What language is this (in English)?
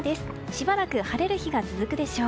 Japanese